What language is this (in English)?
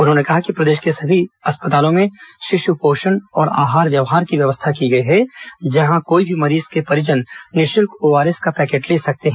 Hindi